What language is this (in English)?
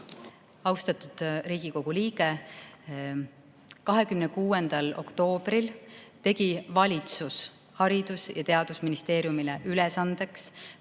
Estonian